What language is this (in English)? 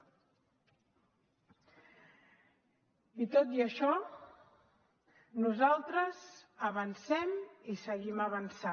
Catalan